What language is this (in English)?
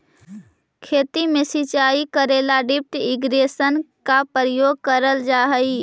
Magahi